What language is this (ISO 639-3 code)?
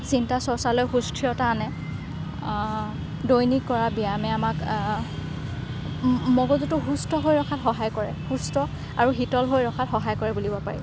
asm